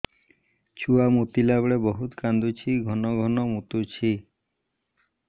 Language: Odia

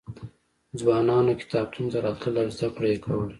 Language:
Pashto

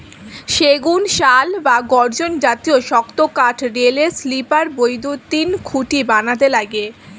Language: Bangla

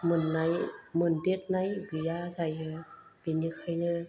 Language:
Bodo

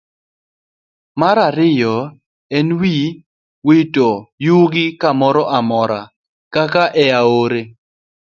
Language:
Luo (Kenya and Tanzania)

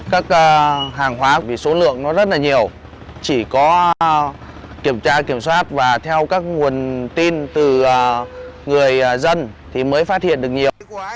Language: Vietnamese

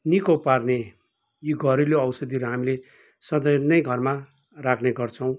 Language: Nepali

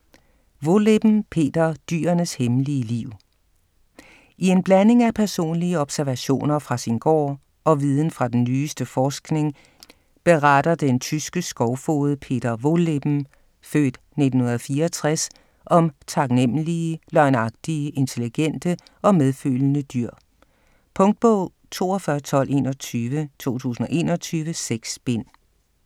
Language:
Danish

